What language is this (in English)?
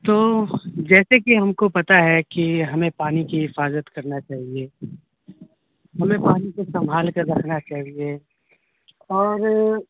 Urdu